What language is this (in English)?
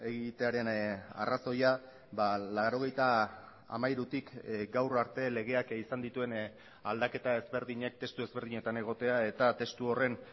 Basque